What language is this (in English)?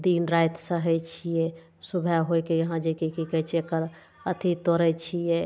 Maithili